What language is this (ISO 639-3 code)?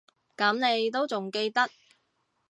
yue